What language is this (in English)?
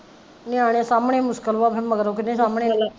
Punjabi